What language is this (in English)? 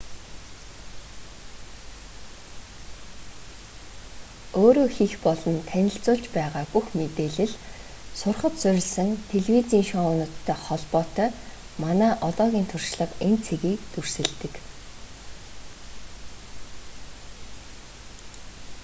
Mongolian